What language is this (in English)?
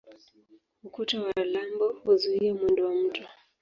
Swahili